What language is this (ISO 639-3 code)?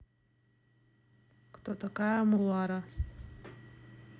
rus